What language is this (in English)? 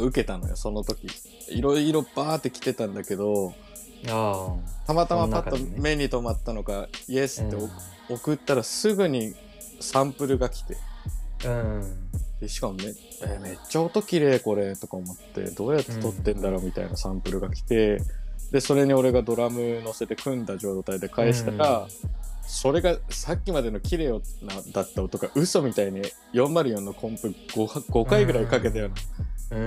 Japanese